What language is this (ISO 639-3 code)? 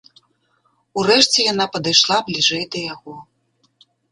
bel